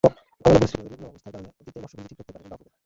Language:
Bangla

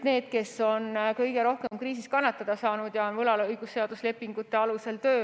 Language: Estonian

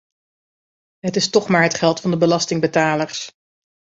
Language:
Dutch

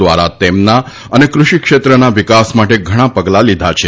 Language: Gujarati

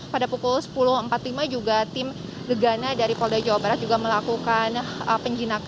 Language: Indonesian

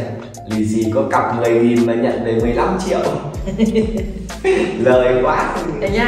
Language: Vietnamese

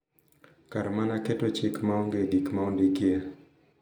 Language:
Luo (Kenya and Tanzania)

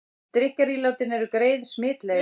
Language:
Icelandic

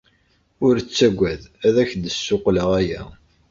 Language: Kabyle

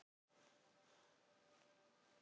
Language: Icelandic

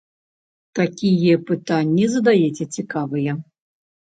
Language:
Belarusian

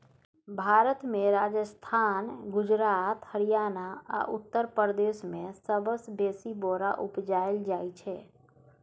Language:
Maithili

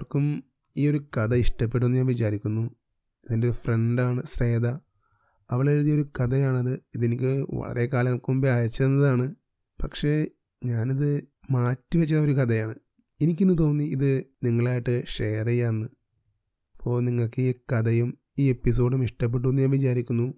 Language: Malayalam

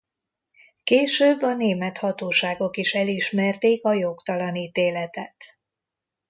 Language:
Hungarian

